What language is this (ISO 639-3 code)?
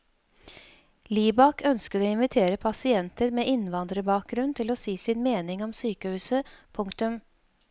nor